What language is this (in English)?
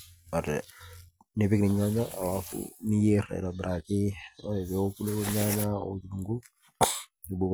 Masai